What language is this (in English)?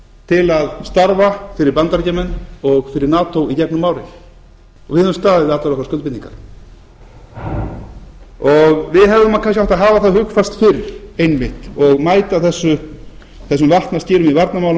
Icelandic